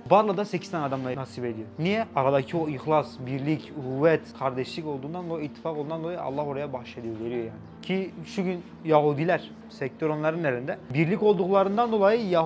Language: Turkish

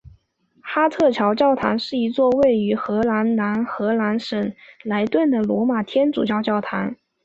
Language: Chinese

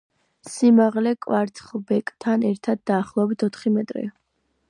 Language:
Georgian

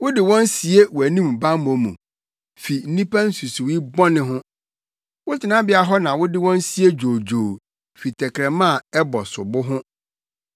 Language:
Akan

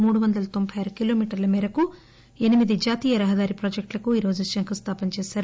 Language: Telugu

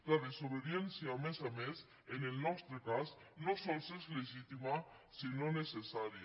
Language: Catalan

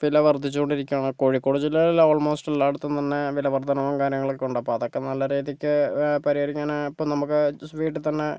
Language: Malayalam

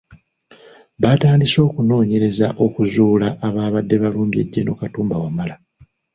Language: Ganda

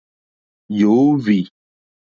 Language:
Mokpwe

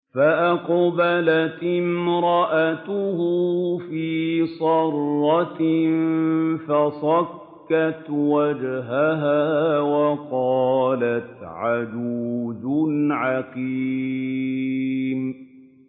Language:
Arabic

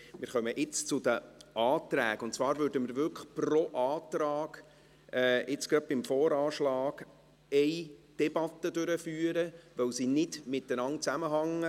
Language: Swiss German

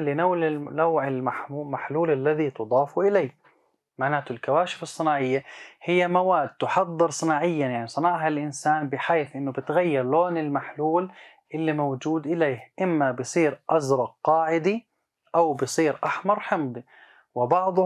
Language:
Arabic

